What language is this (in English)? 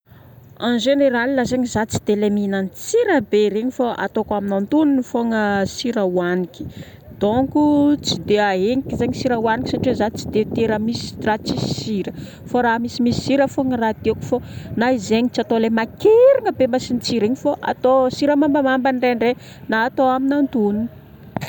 Northern Betsimisaraka Malagasy